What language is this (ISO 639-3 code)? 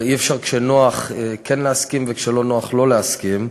heb